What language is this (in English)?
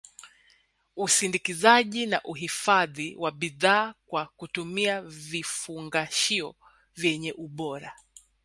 Swahili